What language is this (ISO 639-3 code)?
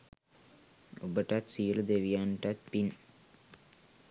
sin